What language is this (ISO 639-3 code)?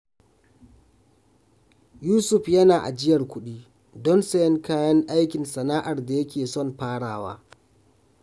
hau